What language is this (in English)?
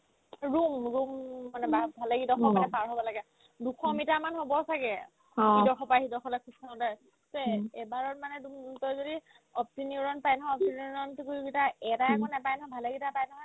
Assamese